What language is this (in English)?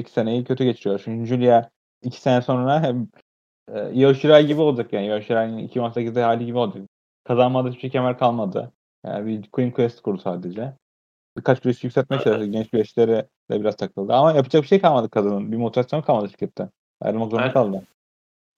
Turkish